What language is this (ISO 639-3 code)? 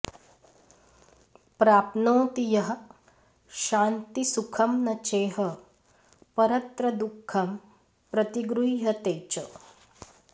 san